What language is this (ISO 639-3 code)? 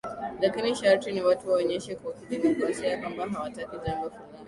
swa